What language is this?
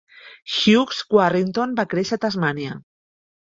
Catalan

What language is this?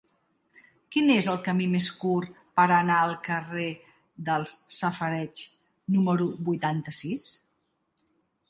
Catalan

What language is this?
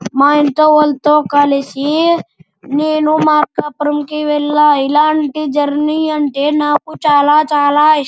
Telugu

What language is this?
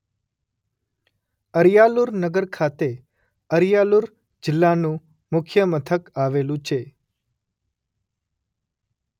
Gujarati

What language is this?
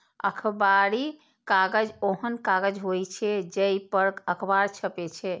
Maithili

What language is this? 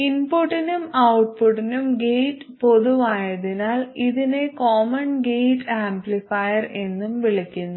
Malayalam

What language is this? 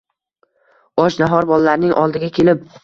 Uzbek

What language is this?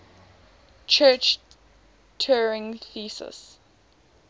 English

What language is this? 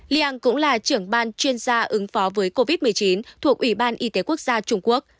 Vietnamese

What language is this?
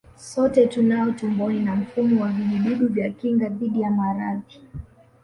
Swahili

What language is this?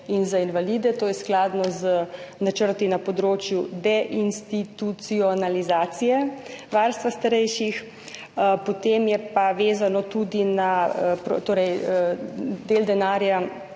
Slovenian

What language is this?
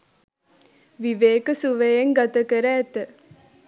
Sinhala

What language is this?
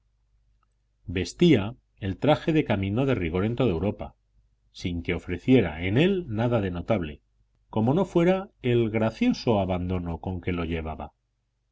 Spanish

